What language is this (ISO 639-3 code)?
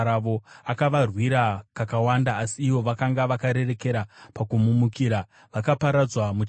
sna